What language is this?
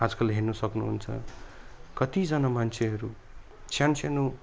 Nepali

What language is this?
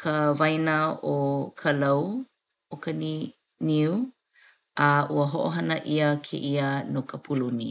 Hawaiian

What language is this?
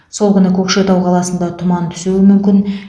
Kazakh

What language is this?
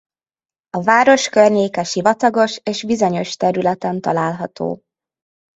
Hungarian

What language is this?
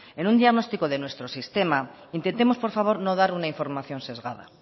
Spanish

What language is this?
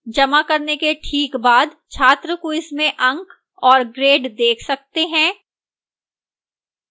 Hindi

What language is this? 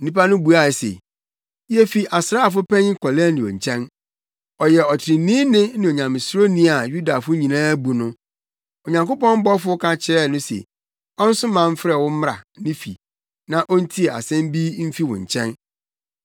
Akan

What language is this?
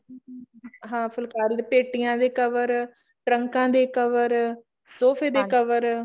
Punjabi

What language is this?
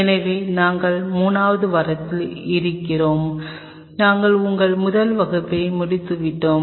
Tamil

